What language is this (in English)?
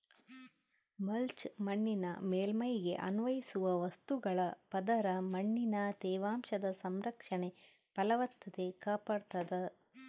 Kannada